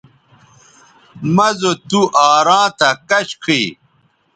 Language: Bateri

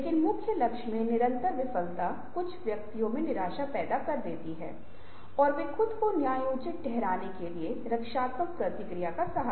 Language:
Hindi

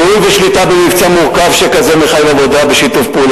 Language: Hebrew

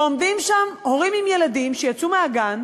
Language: Hebrew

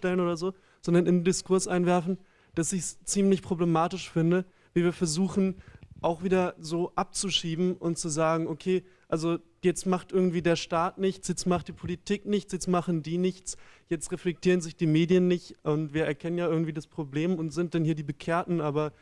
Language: German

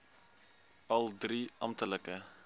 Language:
Afrikaans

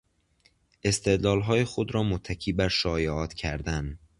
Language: Persian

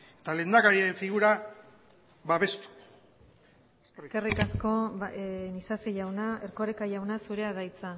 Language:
Basque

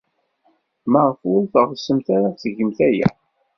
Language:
Kabyle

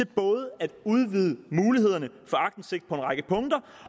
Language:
Danish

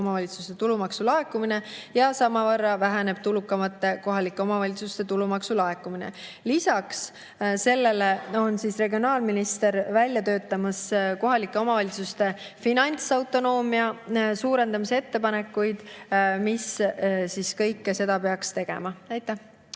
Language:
Estonian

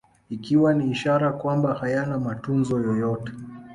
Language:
Swahili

